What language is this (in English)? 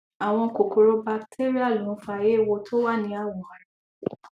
Yoruba